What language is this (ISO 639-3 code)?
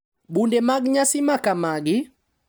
luo